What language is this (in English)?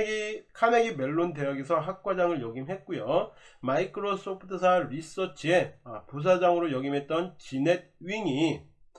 Korean